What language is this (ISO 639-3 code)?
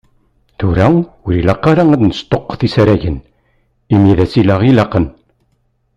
kab